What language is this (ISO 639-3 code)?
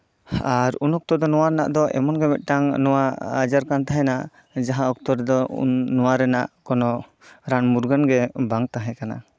sat